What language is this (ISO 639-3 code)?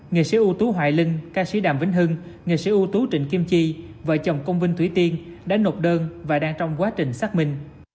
vie